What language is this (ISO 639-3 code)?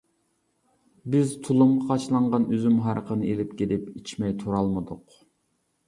uig